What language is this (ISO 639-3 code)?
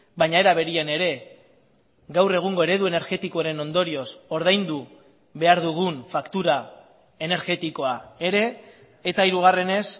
eus